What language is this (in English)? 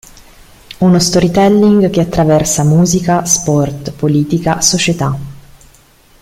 Italian